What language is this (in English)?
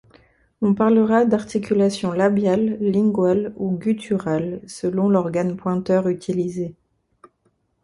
French